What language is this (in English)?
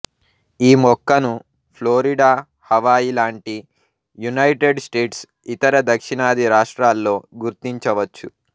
Telugu